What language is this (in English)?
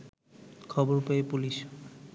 Bangla